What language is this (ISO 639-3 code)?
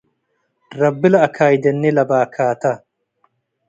tig